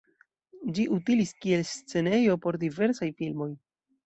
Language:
Esperanto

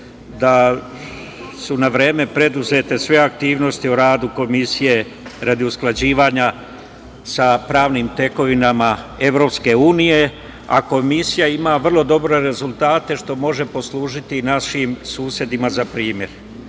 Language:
Serbian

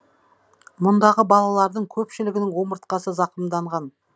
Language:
Kazakh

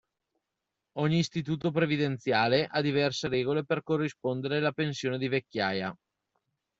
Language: Italian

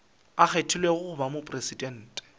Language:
Northern Sotho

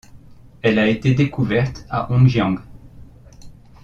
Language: French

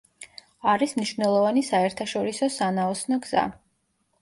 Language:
Georgian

